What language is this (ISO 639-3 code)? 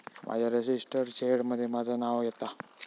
mar